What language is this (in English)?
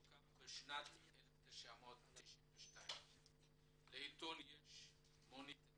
Hebrew